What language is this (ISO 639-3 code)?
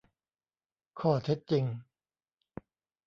tha